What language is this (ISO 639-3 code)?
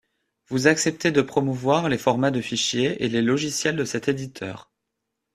fra